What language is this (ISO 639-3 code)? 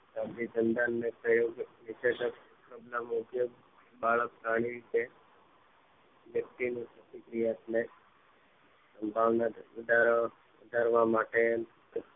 guj